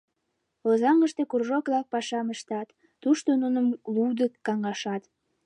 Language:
Mari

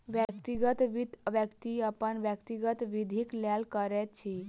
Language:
Maithili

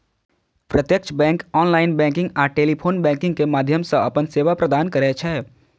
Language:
Maithili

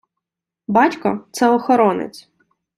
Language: Ukrainian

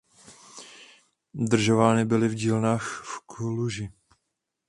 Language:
Czech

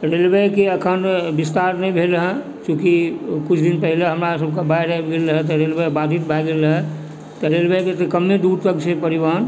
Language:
Maithili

